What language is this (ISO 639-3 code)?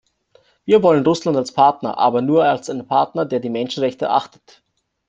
deu